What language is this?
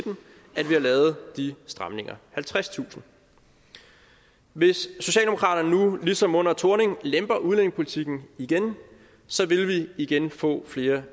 Danish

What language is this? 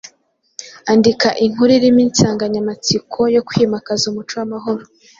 Kinyarwanda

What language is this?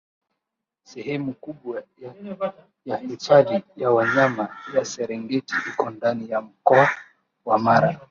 Swahili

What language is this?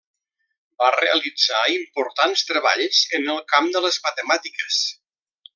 Catalan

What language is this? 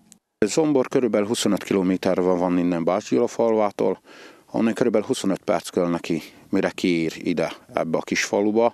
Hungarian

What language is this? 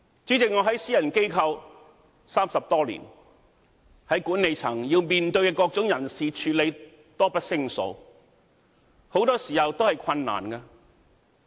Cantonese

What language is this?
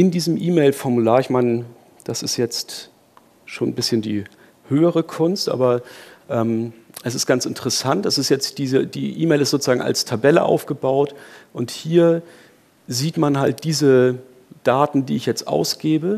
German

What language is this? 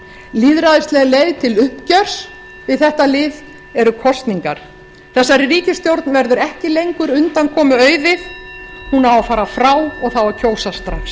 Icelandic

